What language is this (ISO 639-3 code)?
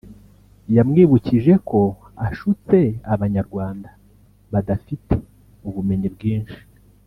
kin